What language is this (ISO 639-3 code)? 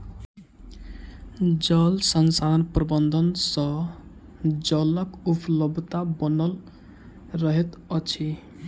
mai